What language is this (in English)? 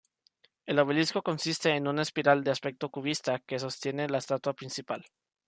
Spanish